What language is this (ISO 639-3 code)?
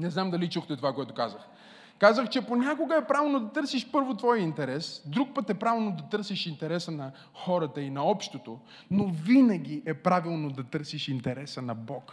bul